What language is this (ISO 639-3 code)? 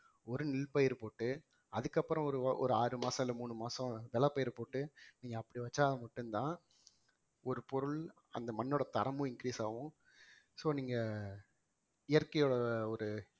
tam